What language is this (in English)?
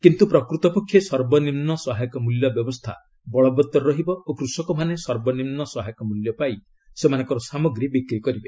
Odia